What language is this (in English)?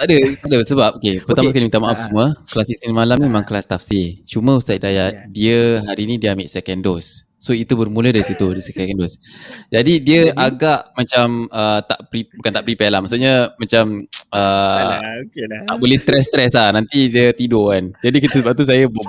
Malay